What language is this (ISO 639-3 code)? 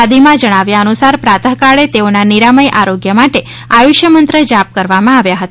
guj